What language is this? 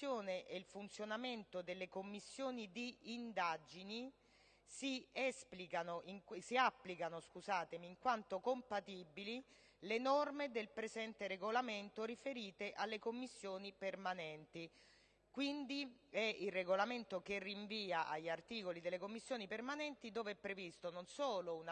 Italian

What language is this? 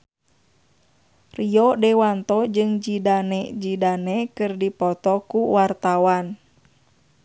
Sundanese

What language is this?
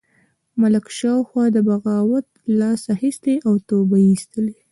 Pashto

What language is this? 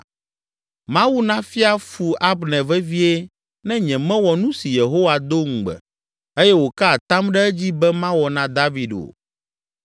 Ewe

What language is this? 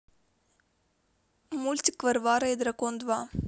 Russian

